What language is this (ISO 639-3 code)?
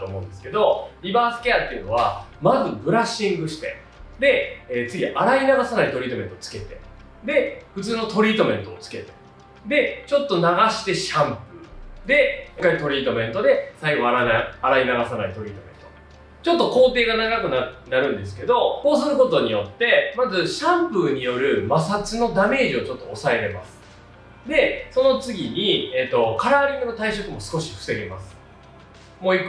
jpn